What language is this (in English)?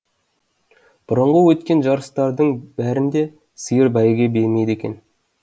Kazakh